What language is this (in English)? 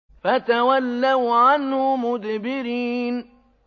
Arabic